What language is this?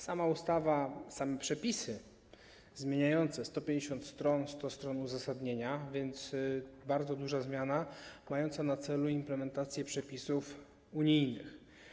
Polish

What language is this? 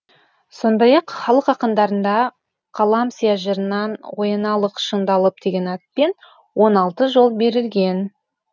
Kazakh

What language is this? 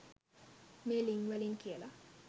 Sinhala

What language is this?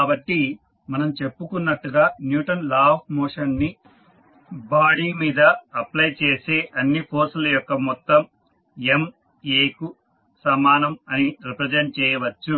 Telugu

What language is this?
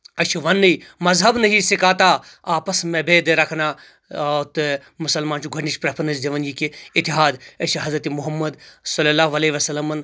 Kashmiri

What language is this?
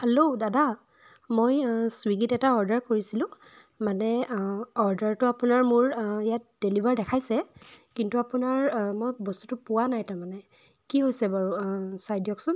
Assamese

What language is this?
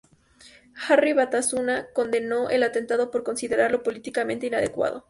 Spanish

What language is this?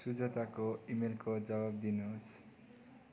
Nepali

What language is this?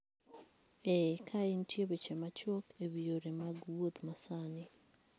Luo (Kenya and Tanzania)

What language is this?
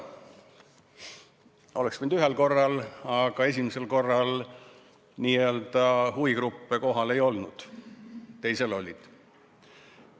Estonian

